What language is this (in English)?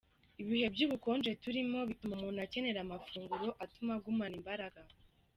Kinyarwanda